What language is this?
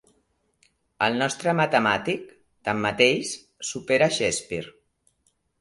Catalan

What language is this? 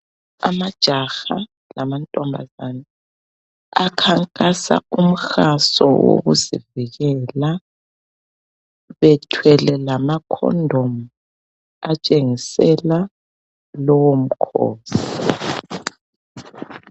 North Ndebele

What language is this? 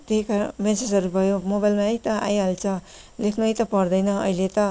Nepali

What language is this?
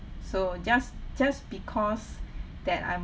English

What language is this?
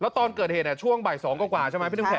Thai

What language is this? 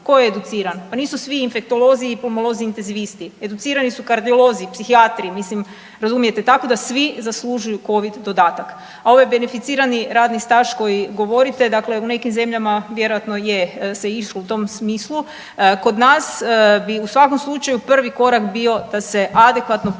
Croatian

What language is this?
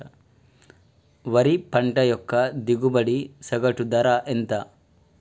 Telugu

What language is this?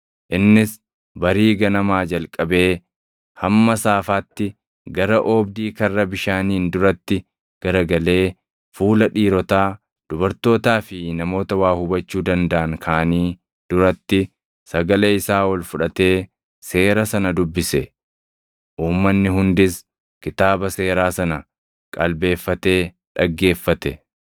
Oromo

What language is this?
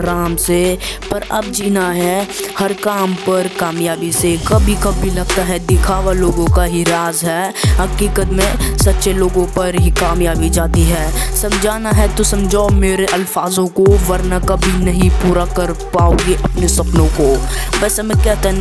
Hindi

